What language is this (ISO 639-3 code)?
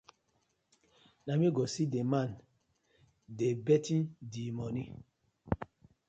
pcm